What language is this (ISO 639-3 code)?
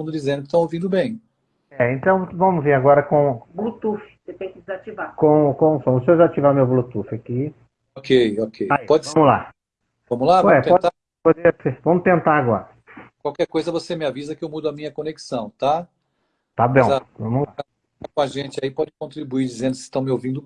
por